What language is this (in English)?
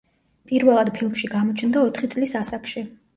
Georgian